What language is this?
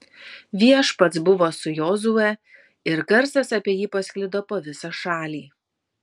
Lithuanian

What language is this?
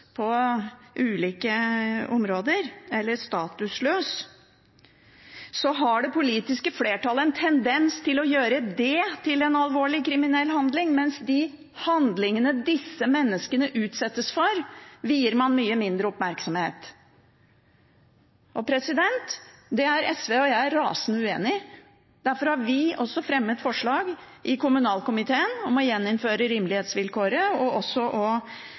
Norwegian Bokmål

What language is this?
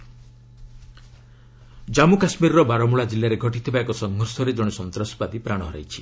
Odia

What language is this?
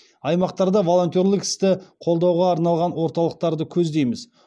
Kazakh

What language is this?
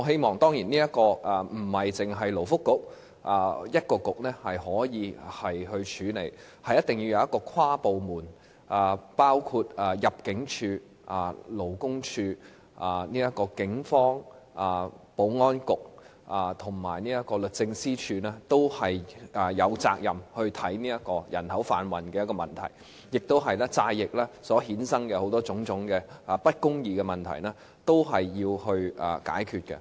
Cantonese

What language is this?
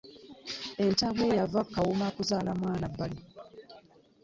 Ganda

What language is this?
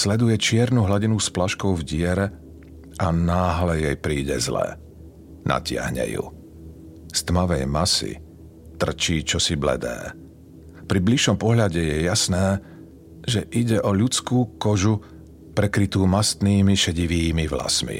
Slovak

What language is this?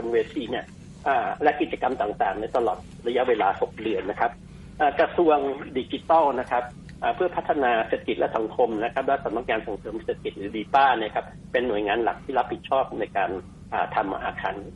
Thai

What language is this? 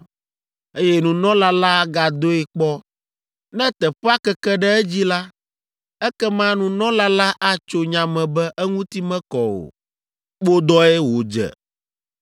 Ewe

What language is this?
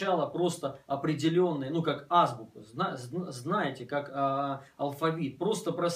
Russian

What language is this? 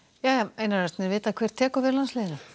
Icelandic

